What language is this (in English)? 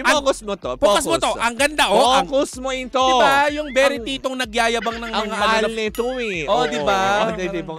Filipino